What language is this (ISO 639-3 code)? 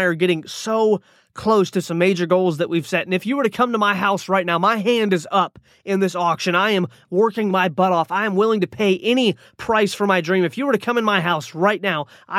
eng